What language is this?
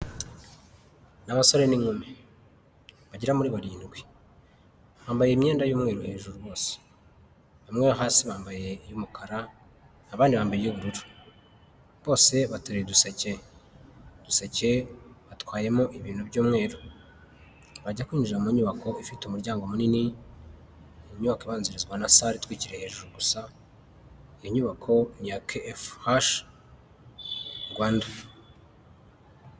Kinyarwanda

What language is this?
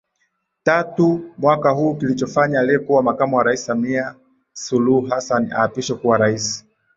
Swahili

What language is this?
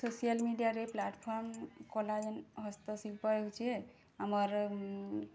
Odia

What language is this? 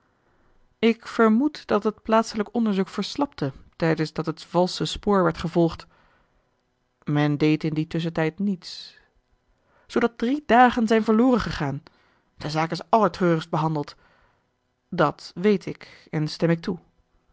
Dutch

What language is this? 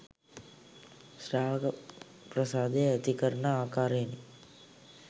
Sinhala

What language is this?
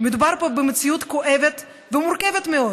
Hebrew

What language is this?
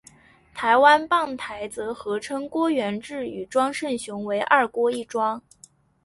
Chinese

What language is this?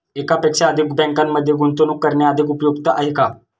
Marathi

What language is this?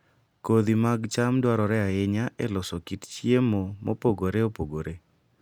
Luo (Kenya and Tanzania)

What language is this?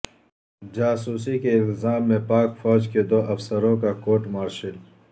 Urdu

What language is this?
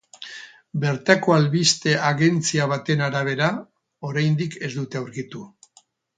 Basque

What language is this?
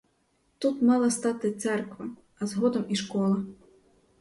Ukrainian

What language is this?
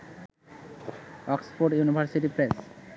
Bangla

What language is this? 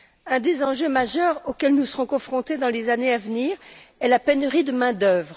French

